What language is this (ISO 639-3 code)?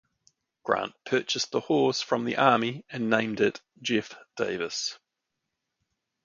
eng